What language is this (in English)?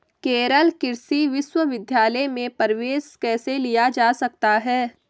Hindi